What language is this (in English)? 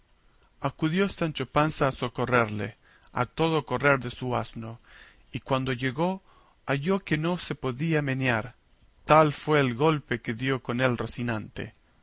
Spanish